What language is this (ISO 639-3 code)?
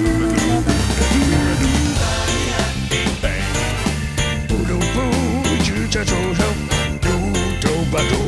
ara